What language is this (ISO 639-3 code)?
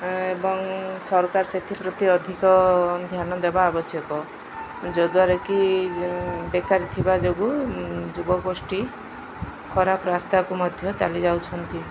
ori